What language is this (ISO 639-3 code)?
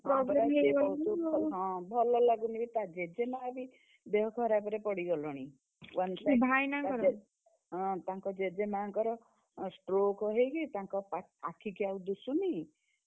ori